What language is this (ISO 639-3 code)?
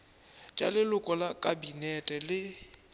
nso